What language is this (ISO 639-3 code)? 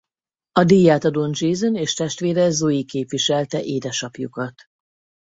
hun